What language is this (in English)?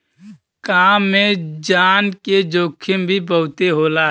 Bhojpuri